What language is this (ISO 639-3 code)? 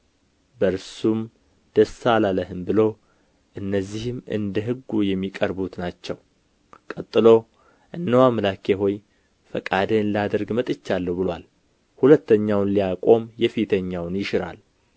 amh